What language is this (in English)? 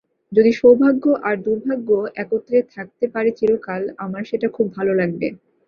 Bangla